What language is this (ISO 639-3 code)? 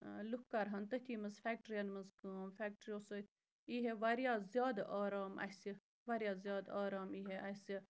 kas